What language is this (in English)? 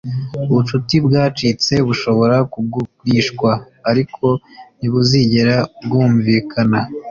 Kinyarwanda